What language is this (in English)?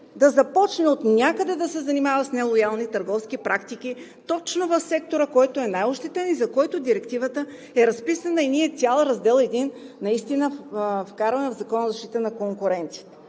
Bulgarian